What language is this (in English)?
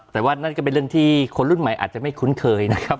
Thai